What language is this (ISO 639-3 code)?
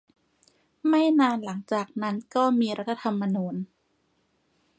tha